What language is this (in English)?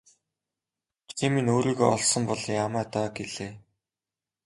Mongolian